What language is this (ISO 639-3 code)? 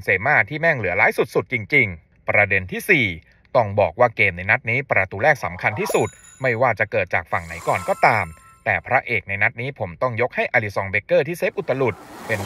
tha